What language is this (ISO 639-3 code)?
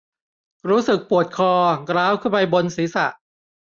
tha